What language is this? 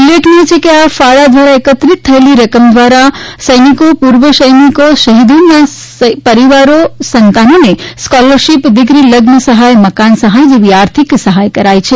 Gujarati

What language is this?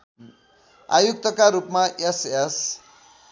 Nepali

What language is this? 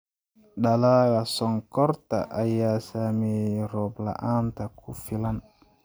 Somali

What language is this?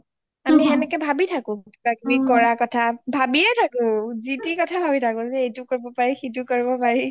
Assamese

